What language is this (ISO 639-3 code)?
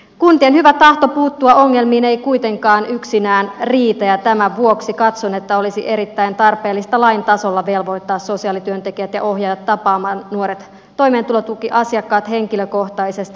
fin